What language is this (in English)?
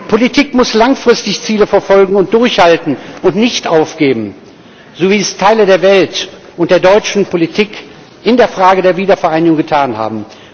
German